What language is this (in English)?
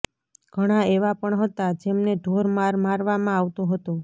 Gujarati